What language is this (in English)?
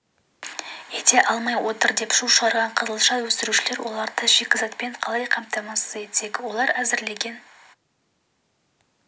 Kazakh